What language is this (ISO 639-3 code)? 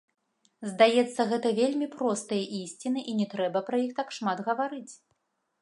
bel